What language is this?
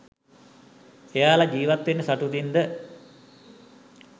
Sinhala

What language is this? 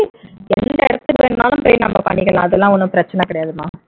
Tamil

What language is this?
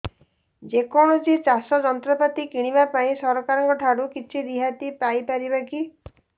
Odia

